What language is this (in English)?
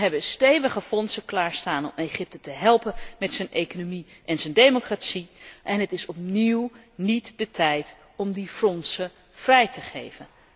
Dutch